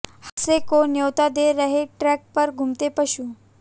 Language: Hindi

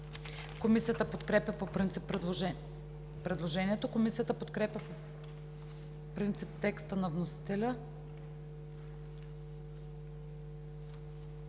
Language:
Bulgarian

